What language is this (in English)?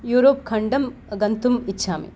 Sanskrit